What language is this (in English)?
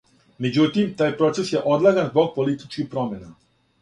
Serbian